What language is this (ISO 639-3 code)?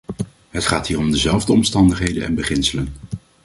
nld